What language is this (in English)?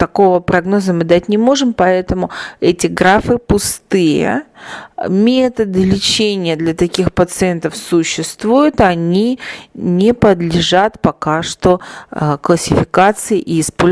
Russian